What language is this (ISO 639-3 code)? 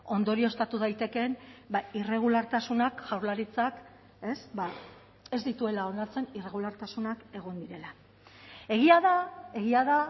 eus